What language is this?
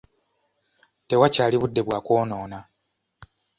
Ganda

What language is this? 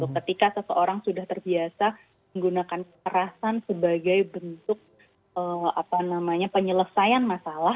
Indonesian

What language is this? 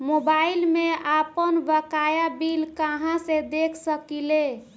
Bhojpuri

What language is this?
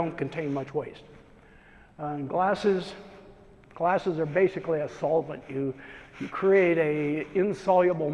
English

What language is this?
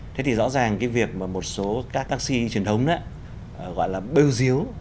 Vietnamese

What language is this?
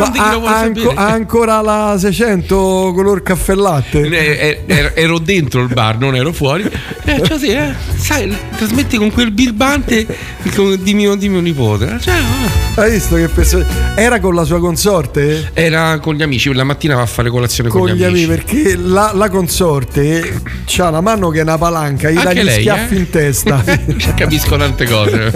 Italian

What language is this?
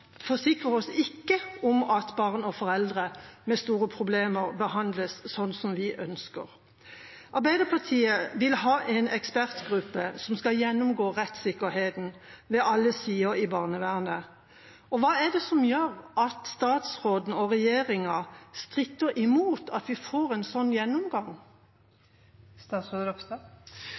Norwegian Bokmål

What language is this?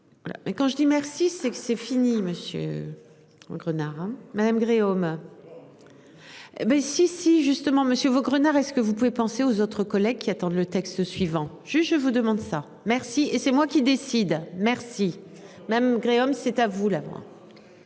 French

